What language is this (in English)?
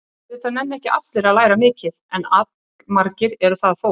Icelandic